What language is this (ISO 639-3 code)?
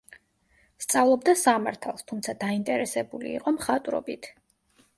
kat